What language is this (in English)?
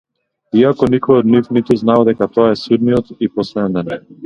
Macedonian